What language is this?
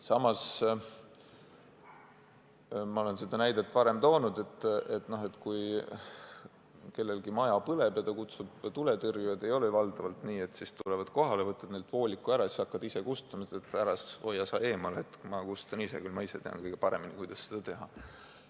Estonian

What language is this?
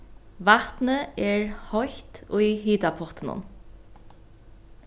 Faroese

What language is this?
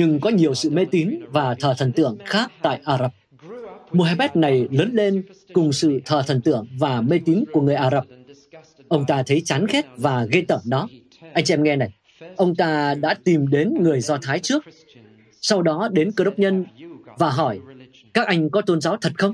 Vietnamese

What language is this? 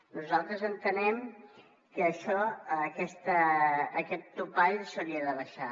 Catalan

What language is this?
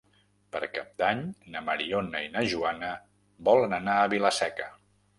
Catalan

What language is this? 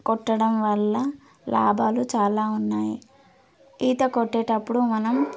Telugu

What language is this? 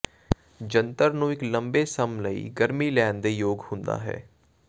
Punjabi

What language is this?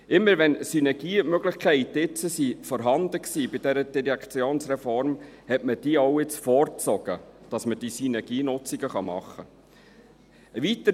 Swiss German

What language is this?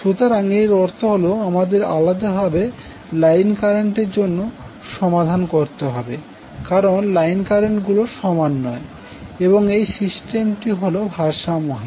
Bangla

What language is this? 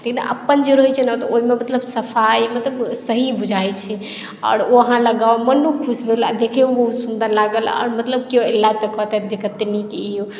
Maithili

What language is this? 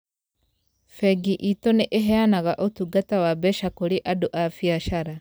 Kikuyu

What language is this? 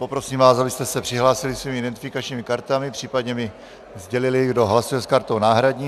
Czech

